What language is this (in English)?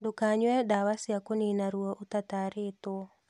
Kikuyu